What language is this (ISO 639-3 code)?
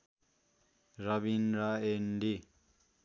nep